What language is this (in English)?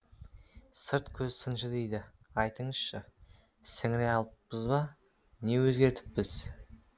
Kazakh